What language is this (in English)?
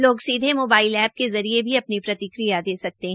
Hindi